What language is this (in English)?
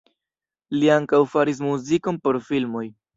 Esperanto